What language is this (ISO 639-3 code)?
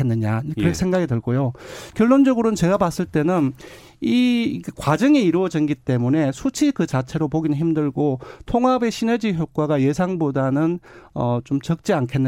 kor